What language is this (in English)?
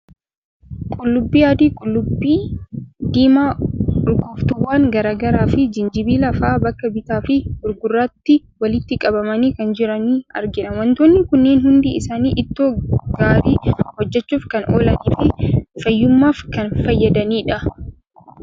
Oromo